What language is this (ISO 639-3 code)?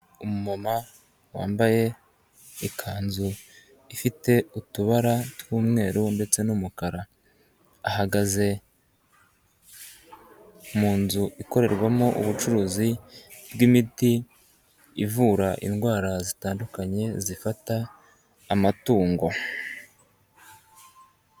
kin